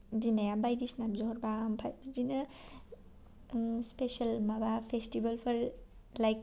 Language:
Bodo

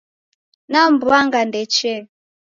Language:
Taita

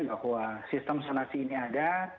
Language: Indonesian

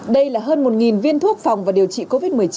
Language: Vietnamese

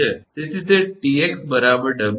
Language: Gujarati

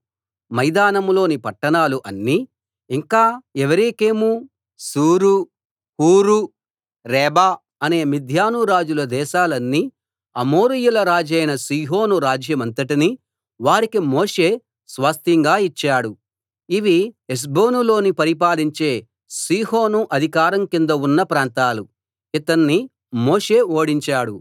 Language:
Telugu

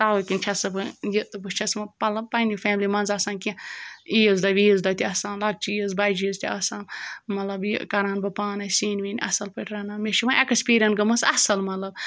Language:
Kashmiri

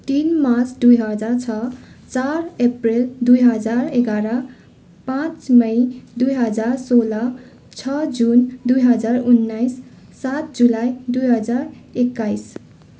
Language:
Nepali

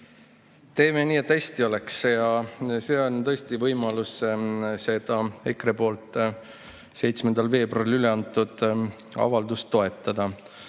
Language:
Estonian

